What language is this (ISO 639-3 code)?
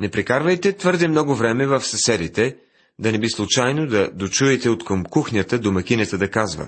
bul